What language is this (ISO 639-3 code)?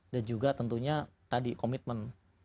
ind